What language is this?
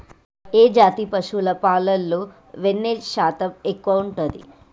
Telugu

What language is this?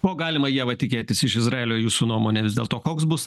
Lithuanian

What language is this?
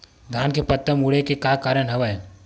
Chhattisgarhi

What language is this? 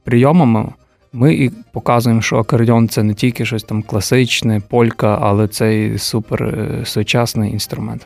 Ukrainian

